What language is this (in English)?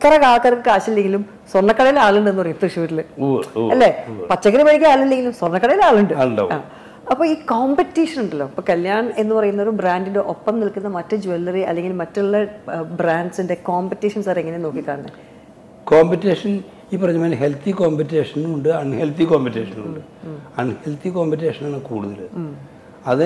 Malayalam